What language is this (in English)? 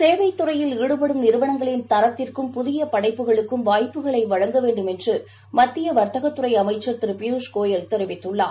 Tamil